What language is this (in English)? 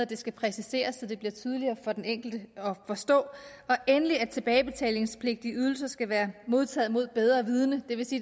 Danish